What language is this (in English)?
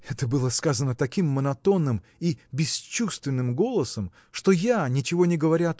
Russian